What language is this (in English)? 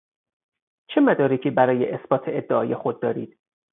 Persian